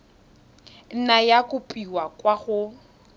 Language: Tswana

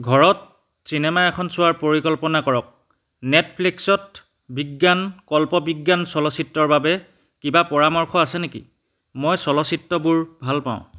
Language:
Assamese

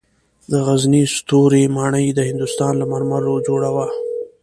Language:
Pashto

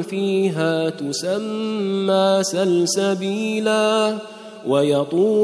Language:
Arabic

